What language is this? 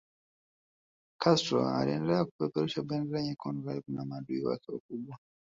Swahili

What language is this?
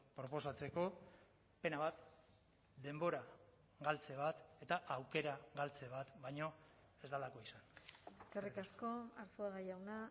Basque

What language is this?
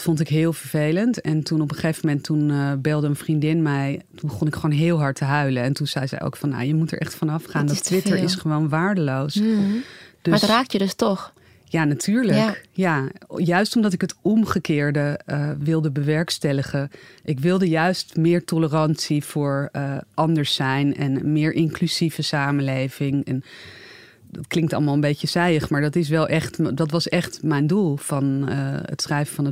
Dutch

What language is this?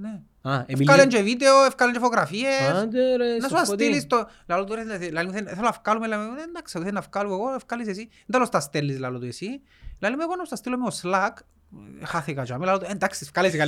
Greek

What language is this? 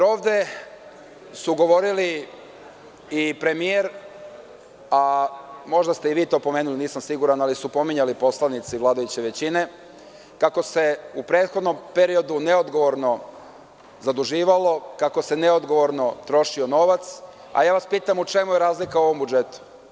Serbian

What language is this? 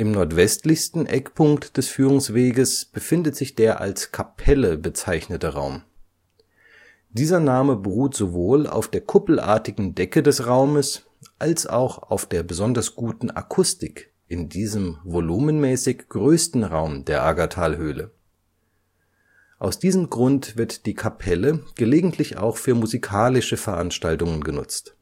German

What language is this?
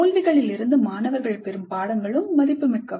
Tamil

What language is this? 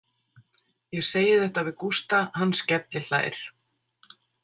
Icelandic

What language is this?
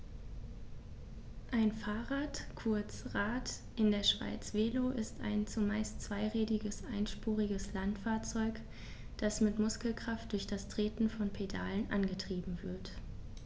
German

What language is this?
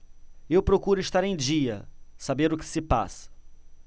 Portuguese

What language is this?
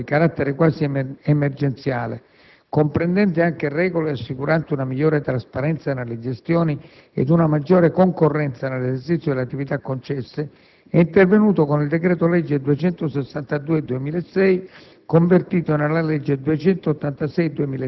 Italian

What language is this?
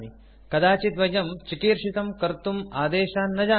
Sanskrit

